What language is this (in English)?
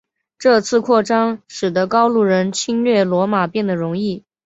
Chinese